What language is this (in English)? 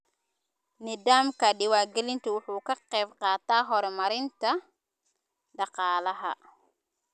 Somali